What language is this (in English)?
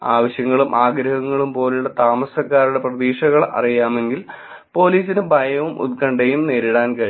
Malayalam